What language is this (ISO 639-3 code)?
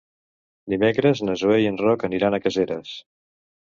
cat